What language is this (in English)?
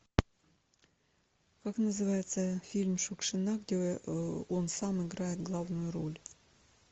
Russian